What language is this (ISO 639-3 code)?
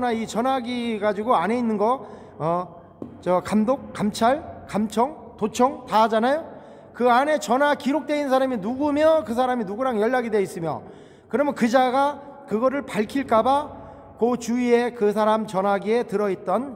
kor